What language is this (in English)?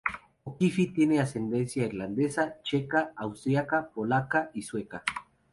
Spanish